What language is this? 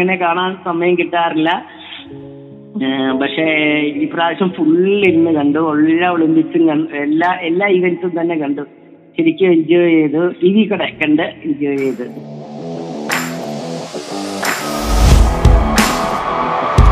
Malayalam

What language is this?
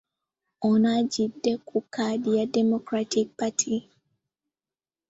Ganda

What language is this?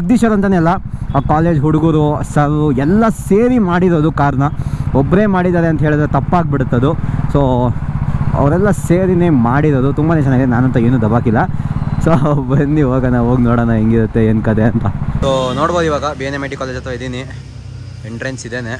Kannada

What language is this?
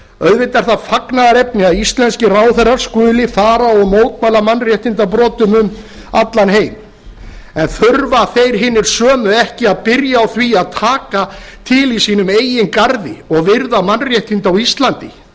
Icelandic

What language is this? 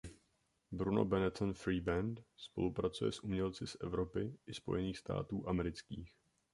Czech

